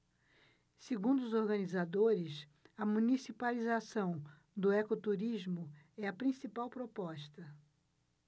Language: Portuguese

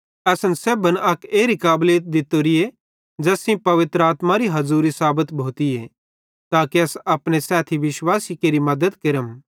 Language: Bhadrawahi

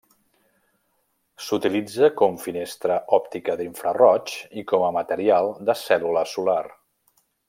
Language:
Catalan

